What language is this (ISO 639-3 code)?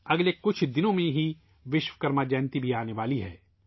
urd